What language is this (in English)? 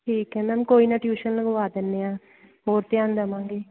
Punjabi